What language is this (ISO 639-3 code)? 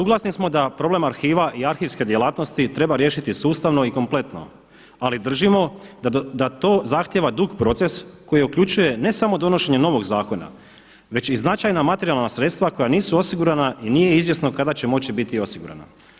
hrv